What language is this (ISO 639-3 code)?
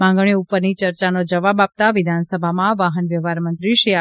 guj